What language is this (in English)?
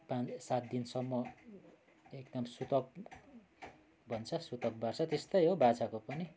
Nepali